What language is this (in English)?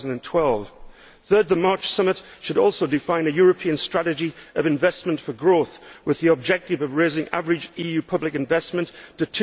English